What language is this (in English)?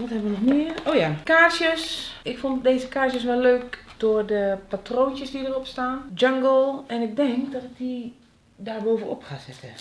Dutch